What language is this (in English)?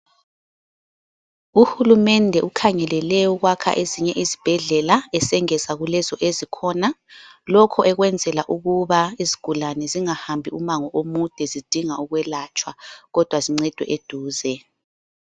North Ndebele